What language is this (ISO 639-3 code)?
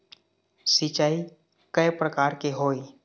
hne